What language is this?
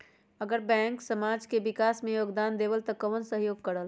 Magahi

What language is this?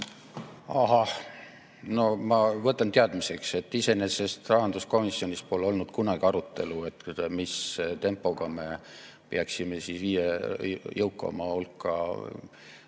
Estonian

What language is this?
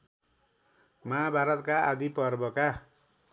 Nepali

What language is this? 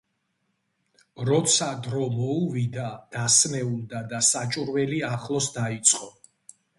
Georgian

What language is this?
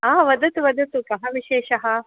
Sanskrit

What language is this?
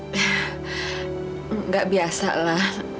Indonesian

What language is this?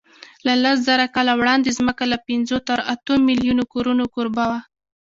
Pashto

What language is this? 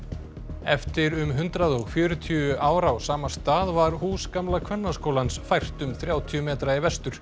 Icelandic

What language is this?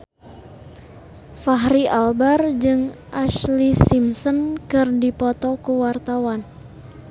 Sundanese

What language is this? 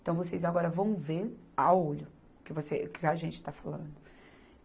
Portuguese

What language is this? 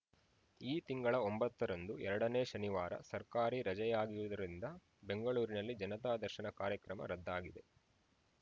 Kannada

